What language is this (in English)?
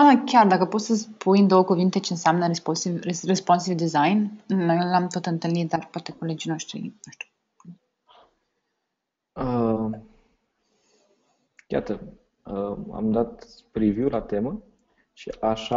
Romanian